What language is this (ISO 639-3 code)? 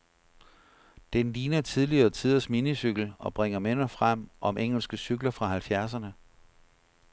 dan